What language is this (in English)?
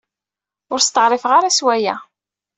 Kabyle